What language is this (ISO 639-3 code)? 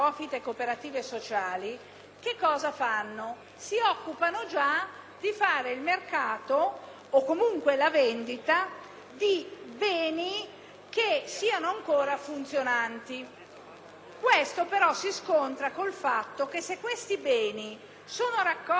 ita